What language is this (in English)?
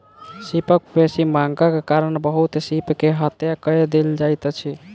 Maithili